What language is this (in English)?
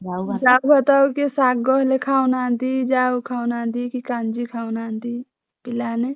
Odia